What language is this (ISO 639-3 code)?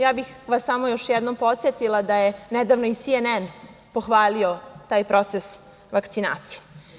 srp